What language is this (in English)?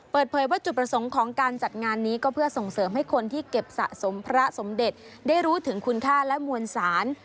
Thai